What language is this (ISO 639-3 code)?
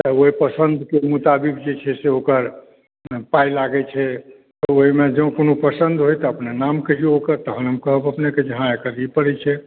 mai